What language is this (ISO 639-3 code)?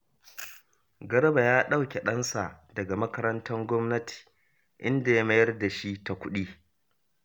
hau